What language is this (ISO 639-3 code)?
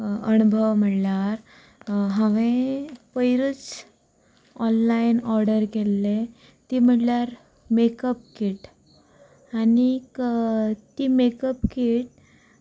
kok